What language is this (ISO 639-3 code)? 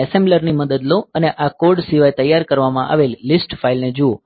guj